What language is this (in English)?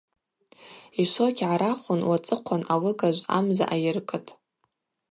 Abaza